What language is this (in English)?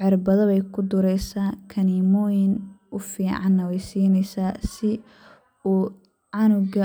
Somali